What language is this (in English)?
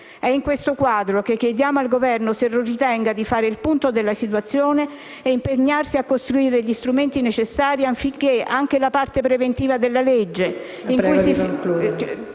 Italian